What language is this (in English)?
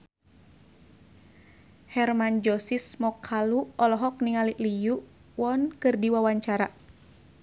Sundanese